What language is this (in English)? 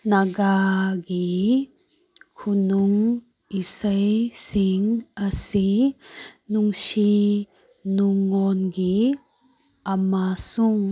Manipuri